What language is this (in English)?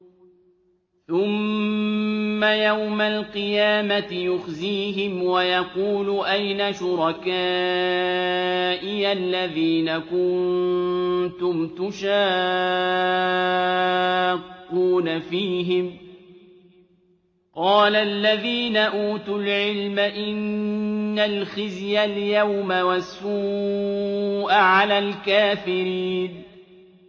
Arabic